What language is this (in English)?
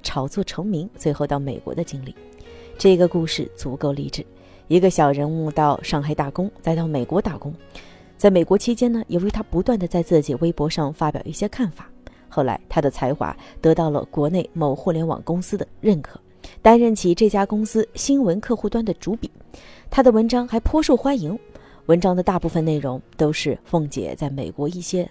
Chinese